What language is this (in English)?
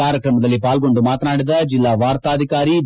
Kannada